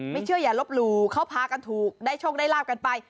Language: Thai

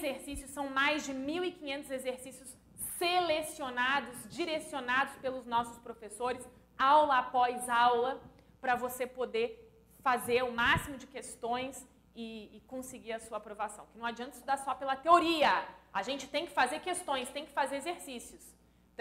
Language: Portuguese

